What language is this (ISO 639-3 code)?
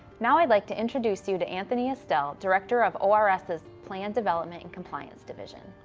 eng